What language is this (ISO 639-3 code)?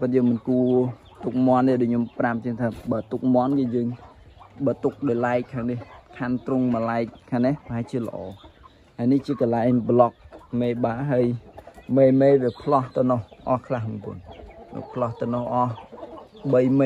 tha